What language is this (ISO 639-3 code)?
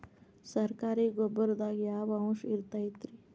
kan